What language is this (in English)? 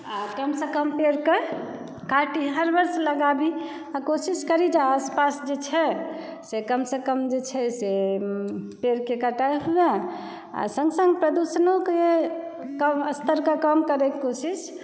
Maithili